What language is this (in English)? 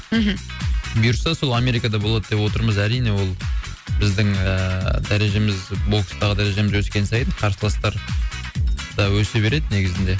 Kazakh